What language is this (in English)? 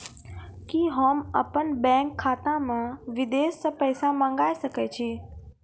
Maithili